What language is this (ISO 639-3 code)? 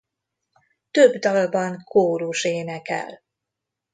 hun